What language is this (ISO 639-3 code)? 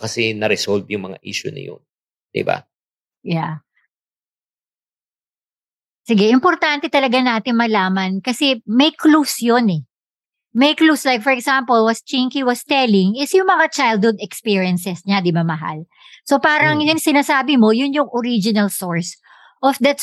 fil